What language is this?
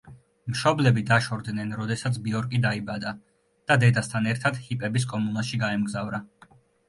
Georgian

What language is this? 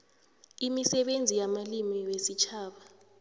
South Ndebele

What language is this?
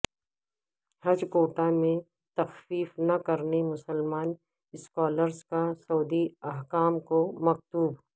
Urdu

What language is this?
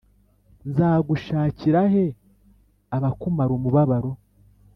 Kinyarwanda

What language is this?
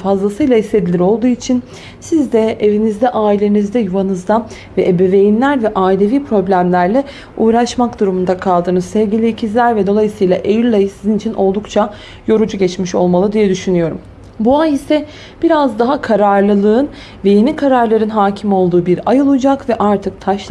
Turkish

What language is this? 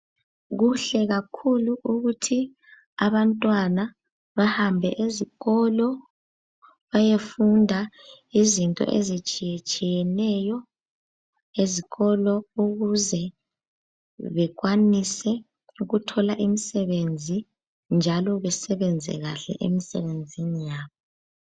North Ndebele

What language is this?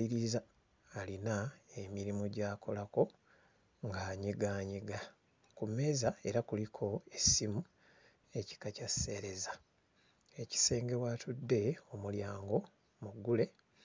Ganda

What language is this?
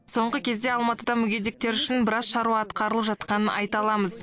Kazakh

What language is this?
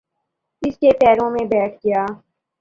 Urdu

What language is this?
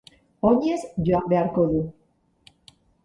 Basque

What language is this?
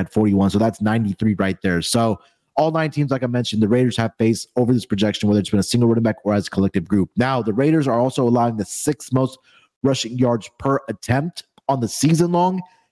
English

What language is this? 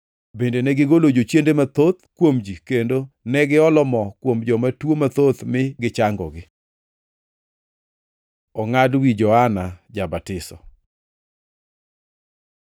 Luo (Kenya and Tanzania)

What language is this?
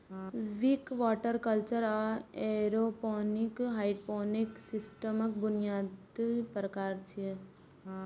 Maithili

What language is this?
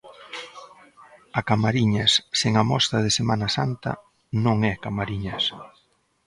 Galician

